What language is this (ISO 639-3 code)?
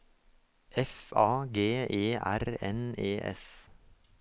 nor